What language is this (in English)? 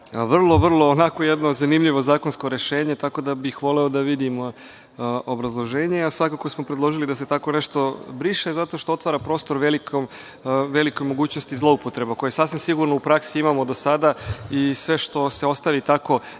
Serbian